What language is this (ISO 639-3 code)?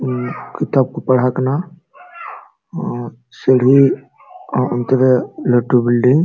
sat